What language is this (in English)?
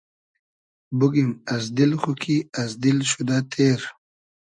Hazaragi